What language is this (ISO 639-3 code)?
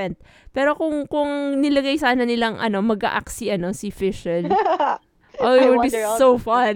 fil